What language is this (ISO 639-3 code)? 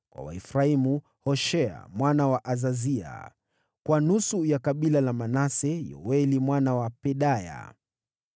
swa